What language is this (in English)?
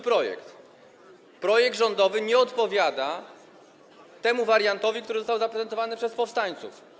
Polish